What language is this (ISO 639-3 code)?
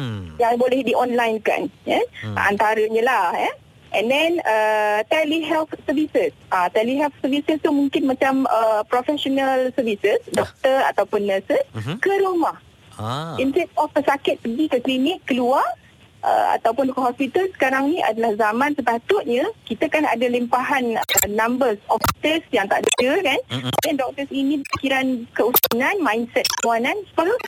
msa